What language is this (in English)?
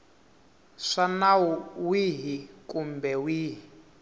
Tsonga